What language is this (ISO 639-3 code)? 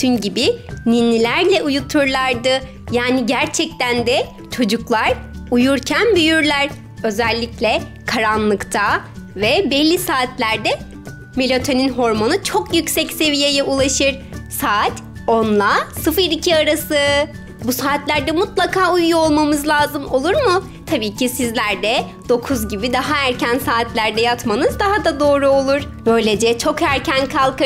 tur